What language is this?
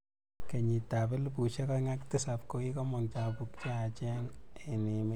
Kalenjin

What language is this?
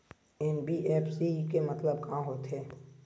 Chhattisgarhi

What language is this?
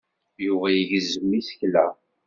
Kabyle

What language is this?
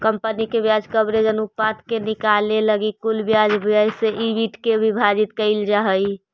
Magahi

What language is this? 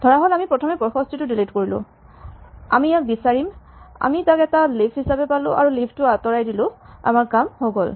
Assamese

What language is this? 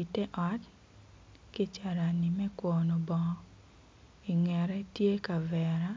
Acoli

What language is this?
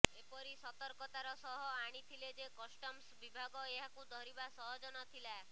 Odia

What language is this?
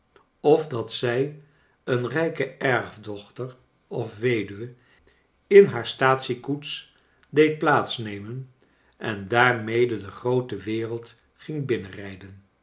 Dutch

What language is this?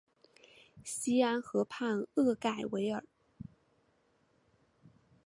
Chinese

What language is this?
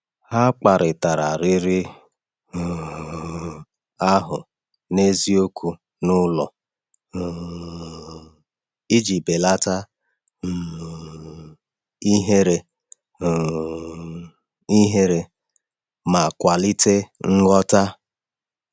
Igbo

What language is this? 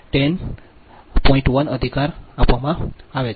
Gujarati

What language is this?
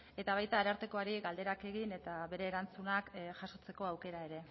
Basque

